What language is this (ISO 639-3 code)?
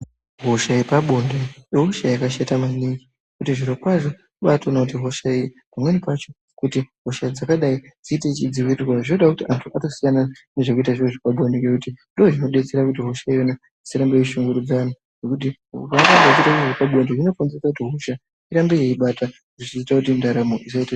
ndc